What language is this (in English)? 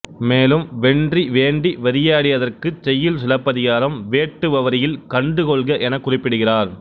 Tamil